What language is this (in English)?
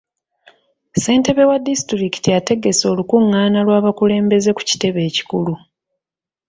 Ganda